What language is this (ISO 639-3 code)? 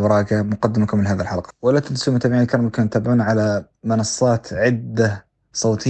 ara